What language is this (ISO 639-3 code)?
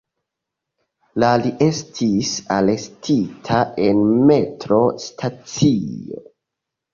epo